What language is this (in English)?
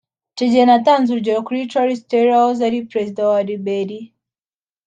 Kinyarwanda